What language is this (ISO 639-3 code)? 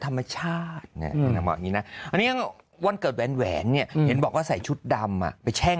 tha